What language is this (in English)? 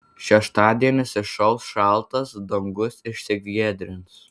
Lithuanian